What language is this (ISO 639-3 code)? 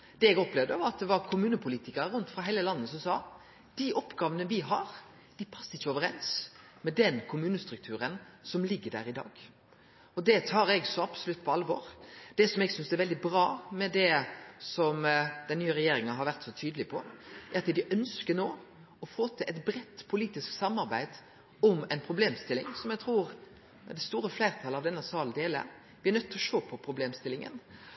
nno